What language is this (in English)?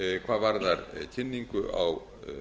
Icelandic